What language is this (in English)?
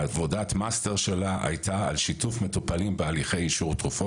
Hebrew